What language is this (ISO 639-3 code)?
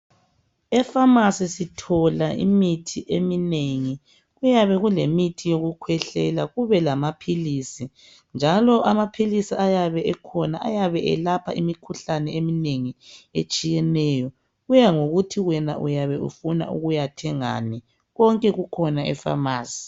nde